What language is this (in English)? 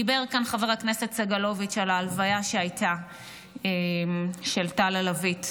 Hebrew